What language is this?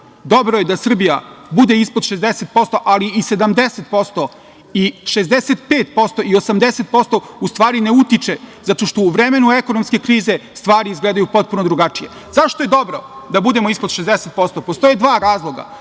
Serbian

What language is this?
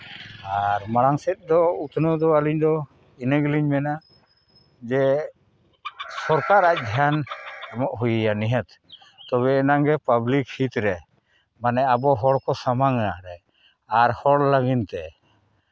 Santali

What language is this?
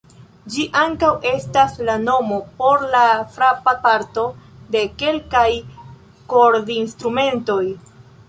Esperanto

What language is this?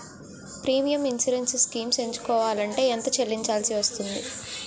Telugu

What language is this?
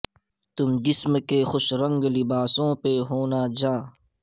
Urdu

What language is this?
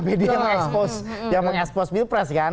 Indonesian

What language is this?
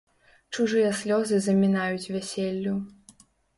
Belarusian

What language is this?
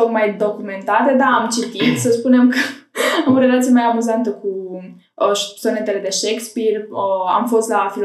Romanian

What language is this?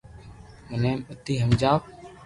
Loarki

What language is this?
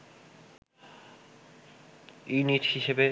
Bangla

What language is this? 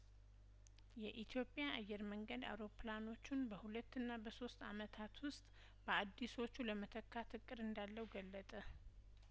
Amharic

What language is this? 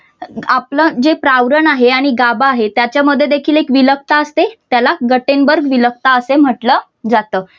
Marathi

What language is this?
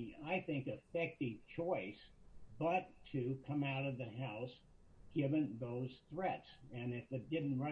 English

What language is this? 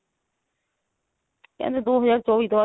Punjabi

